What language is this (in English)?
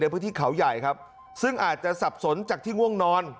Thai